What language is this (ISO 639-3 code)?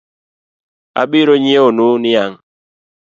luo